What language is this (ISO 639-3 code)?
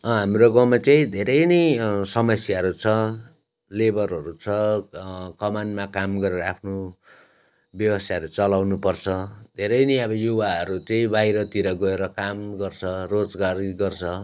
nep